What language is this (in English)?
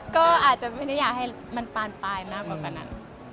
Thai